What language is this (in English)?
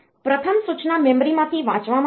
Gujarati